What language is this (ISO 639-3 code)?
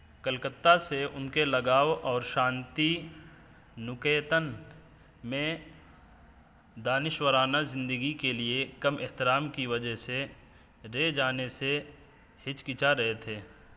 urd